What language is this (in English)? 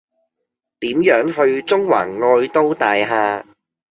Cantonese